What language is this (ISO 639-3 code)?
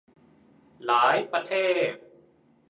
tha